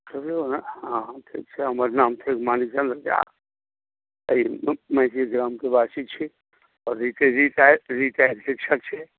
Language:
Maithili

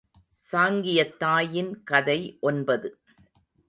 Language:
Tamil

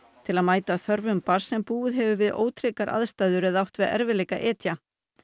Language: Icelandic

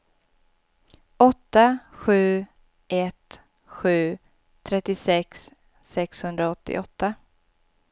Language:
Swedish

